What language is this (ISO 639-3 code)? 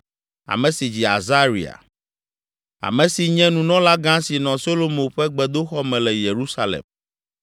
ewe